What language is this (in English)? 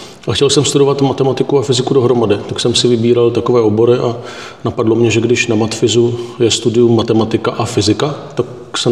Czech